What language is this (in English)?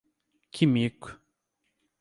Portuguese